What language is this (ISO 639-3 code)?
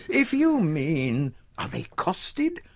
eng